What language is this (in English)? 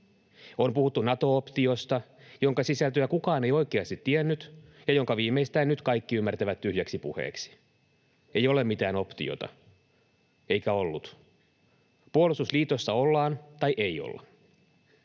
Finnish